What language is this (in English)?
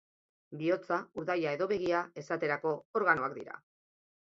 Basque